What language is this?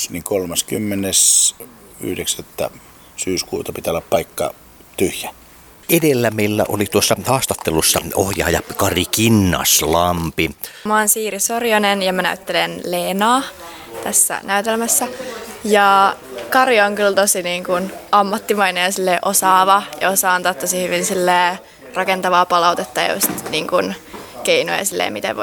Finnish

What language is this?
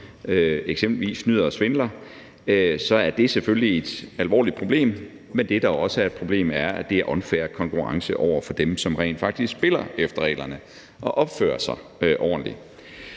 Danish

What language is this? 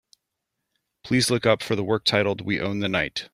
English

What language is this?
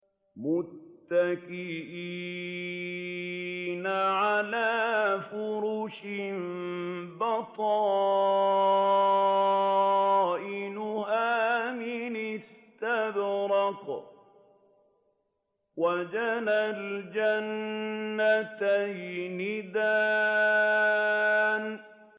Arabic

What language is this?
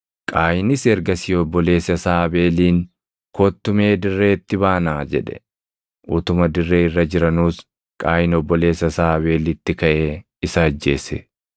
Oromo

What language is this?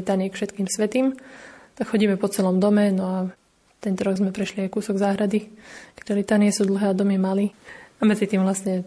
Slovak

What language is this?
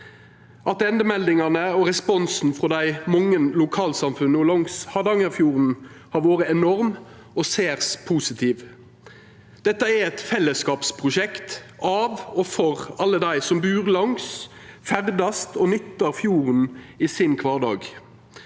Norwegian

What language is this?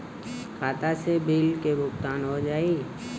Bhojpuri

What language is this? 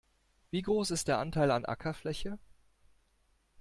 German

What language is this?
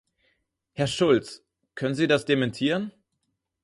German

